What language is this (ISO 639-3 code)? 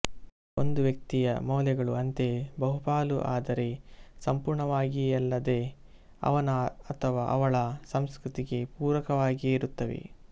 kan